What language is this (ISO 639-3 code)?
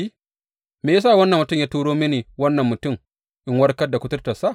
hau